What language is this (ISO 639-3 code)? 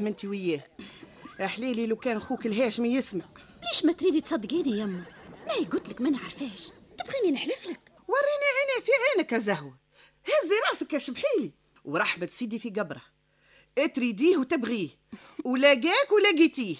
ara